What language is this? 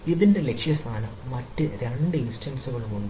Malayalam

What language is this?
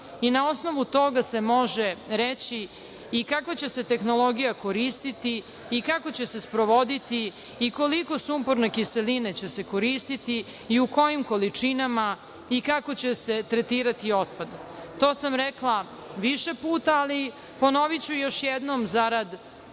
Serbian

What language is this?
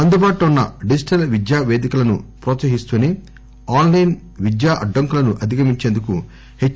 Telugu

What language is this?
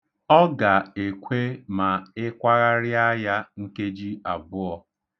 Igbo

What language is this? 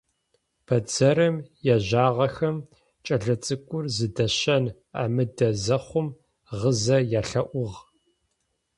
Adyghe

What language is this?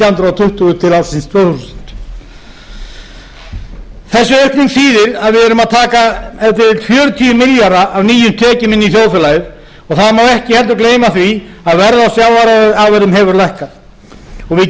Icelandic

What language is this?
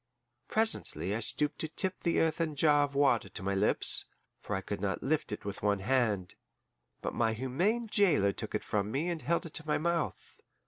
English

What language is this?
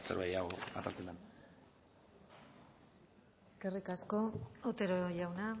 Basque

